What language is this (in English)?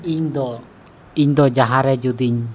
Santali